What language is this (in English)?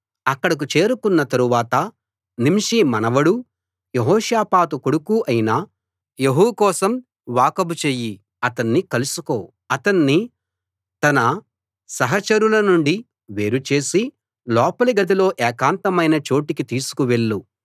Telugu